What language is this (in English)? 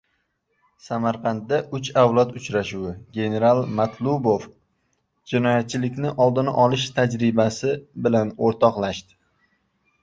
Uzbek